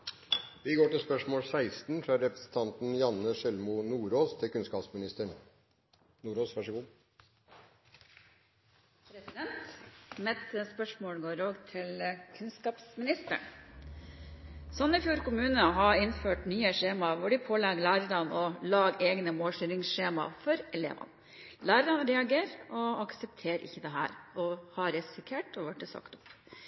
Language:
Norwegian Bokmål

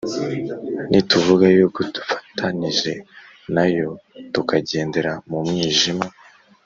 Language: Kinyarwanda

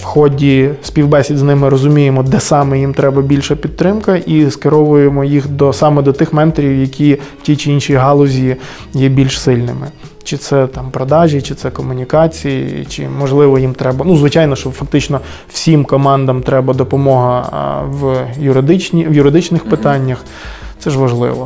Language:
Ukrainian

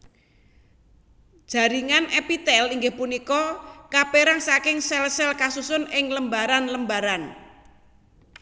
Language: Javanese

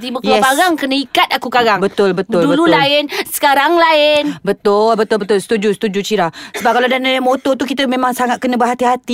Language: Malay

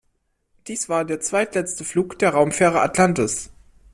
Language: German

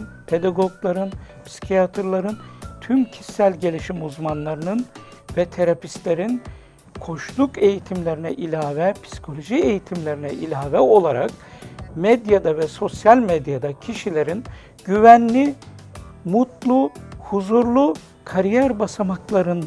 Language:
Turkish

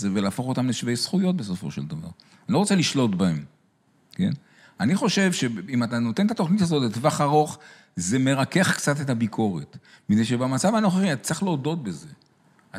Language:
Hebrew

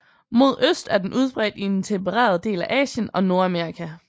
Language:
Danish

